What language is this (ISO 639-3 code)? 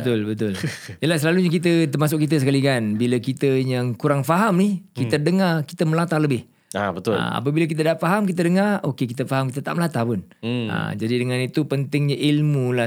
msa